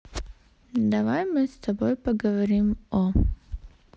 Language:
Russian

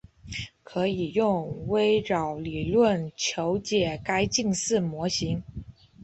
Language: Chinese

